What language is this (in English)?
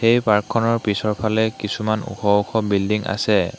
Assamese